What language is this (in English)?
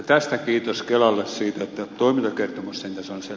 Finnish